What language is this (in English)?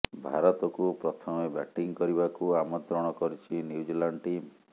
Odia